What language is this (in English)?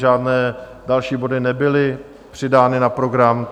Czech